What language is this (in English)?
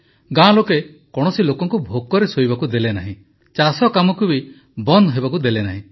Odia